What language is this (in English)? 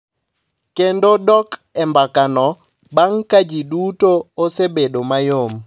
Luo (Kenya and Tanzania)